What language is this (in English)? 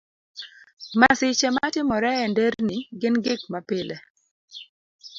Luo (Kenya and Tanzania)